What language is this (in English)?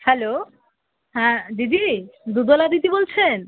Bangla